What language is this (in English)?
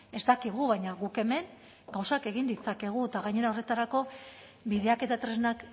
Basque